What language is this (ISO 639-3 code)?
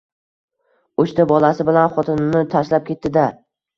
uzb